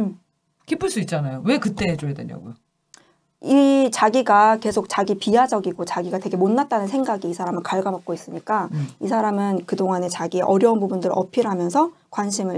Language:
Korean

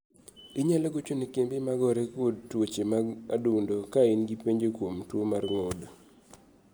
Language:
Luo (Kenya and Tanzania)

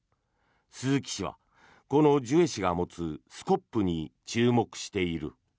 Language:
Japanese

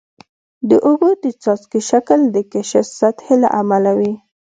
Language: Pashto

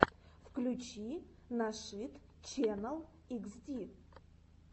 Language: Russian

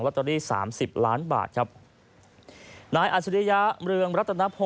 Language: Thai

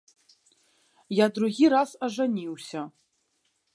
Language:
Belarusian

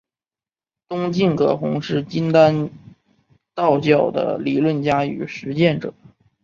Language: Chinese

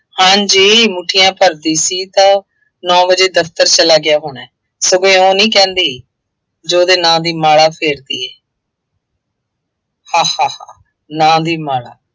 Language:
Punjabi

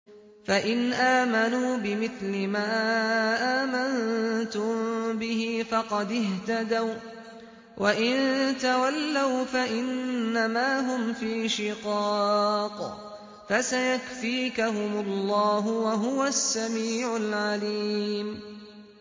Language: Arabic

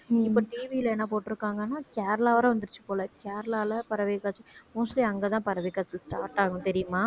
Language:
Tamil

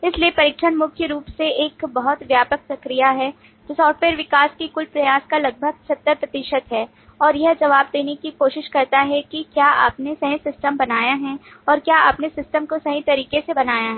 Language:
Hindi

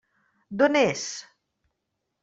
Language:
Catalan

